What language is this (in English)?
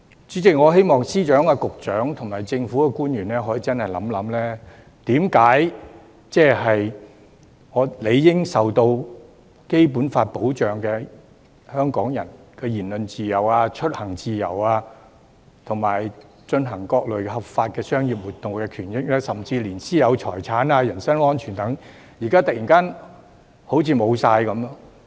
Cantonese